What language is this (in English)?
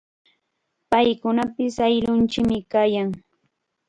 Chiquián Ancash Quechua